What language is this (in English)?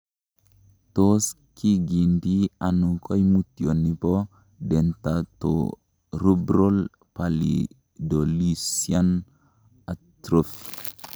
Kalenjin